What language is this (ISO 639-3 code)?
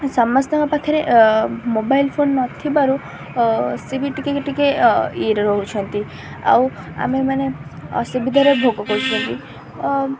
ori